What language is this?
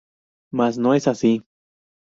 Spanish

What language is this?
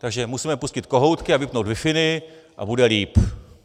Czech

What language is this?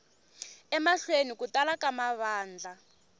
Tsonga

